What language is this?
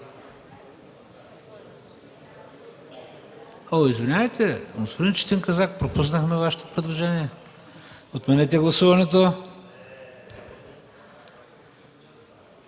Bulgarian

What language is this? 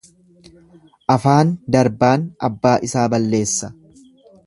Oromo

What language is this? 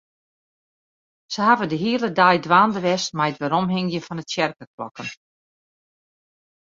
Western Frisian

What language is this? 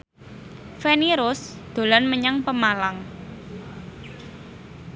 Javanese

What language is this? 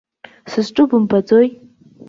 Abkhazian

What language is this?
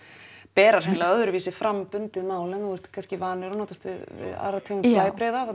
Icelandic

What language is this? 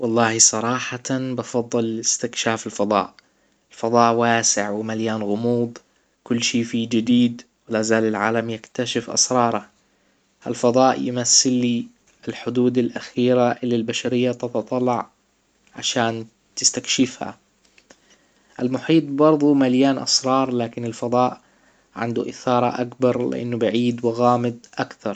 Hijazi Arabic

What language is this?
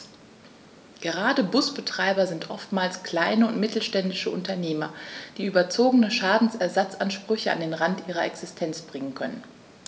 German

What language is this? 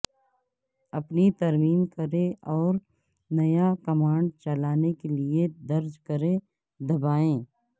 Urdu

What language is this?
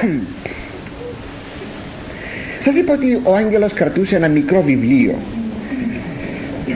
Greek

